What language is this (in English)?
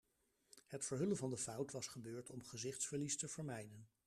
Dutch